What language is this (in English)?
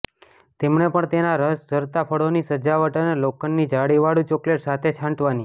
Gujarati